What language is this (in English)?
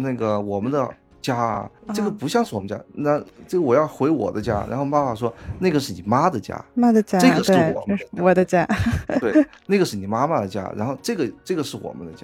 Chinese